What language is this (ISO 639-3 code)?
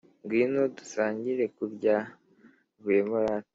kin